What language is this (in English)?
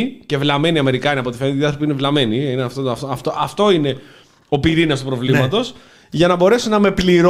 Greek